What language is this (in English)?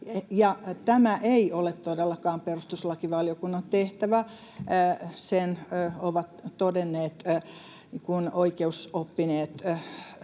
Finnish